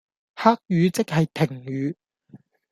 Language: Cantonese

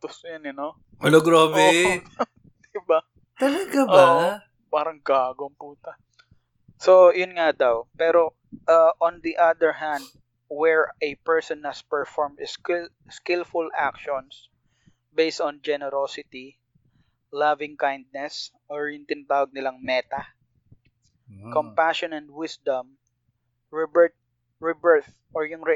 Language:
Filipino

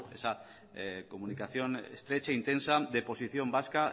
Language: Spanish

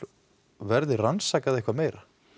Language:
Icelandic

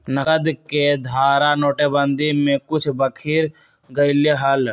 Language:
Magahi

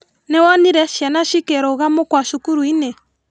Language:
Kikuyu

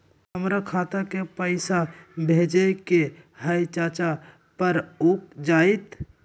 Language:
Magahi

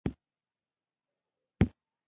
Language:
Pashto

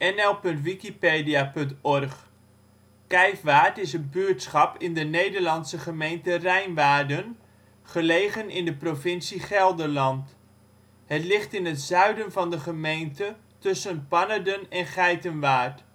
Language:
Dutch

